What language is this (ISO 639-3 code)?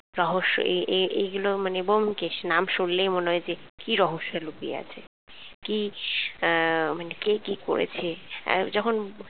ben